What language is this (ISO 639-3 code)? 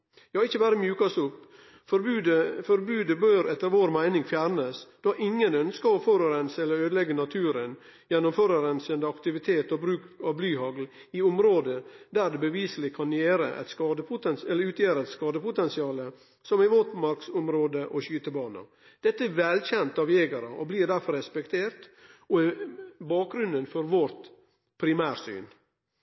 nno